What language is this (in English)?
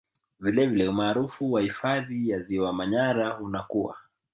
Swahili